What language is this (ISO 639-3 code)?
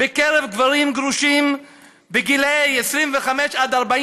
heb